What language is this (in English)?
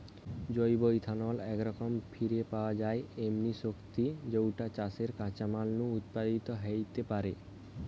Bangla